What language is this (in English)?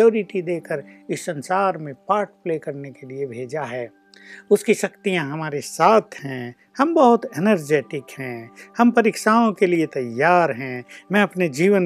Hindi